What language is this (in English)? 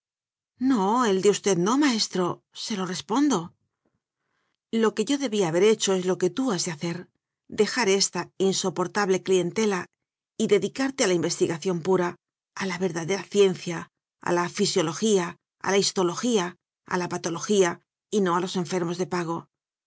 Spanish